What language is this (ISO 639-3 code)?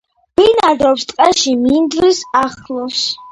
kat